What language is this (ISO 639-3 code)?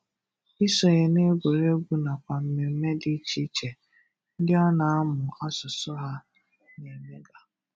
ibo